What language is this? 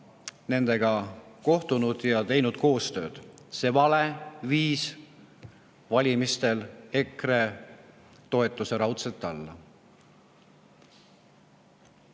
Estonian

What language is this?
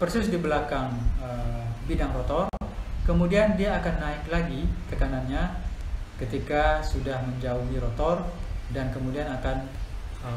Indonesian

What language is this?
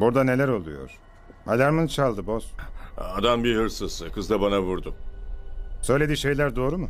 Turkish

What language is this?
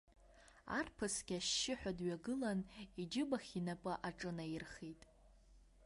Abkhazian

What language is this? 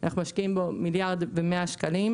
Hebrew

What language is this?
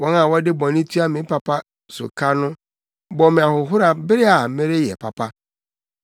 Akan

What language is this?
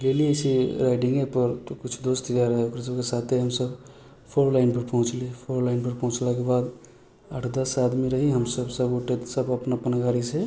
Maithili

